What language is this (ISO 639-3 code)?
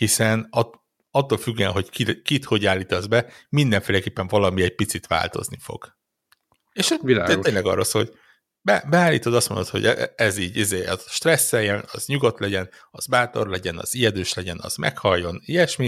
hun